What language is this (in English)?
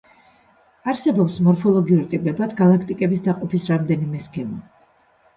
Georgian